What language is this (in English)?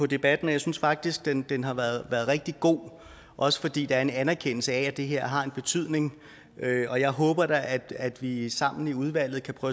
Danish